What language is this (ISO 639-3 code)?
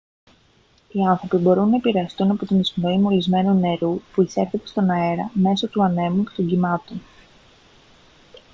ell